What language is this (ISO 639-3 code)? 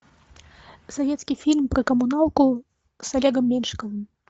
rus